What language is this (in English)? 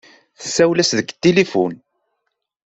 Kabyle